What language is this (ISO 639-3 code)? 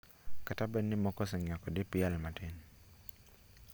luo